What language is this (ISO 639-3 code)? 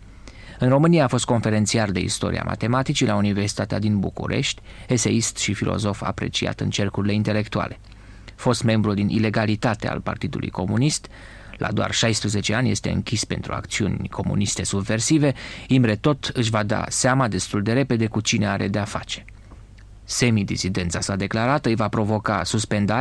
ron